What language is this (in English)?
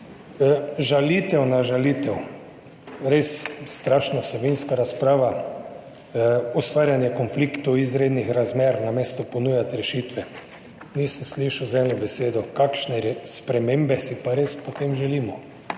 Slovenian